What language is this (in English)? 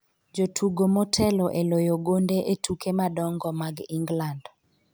Luo (Kenya and Tanzania)